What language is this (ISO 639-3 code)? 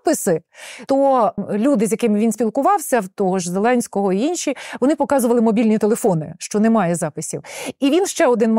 ukr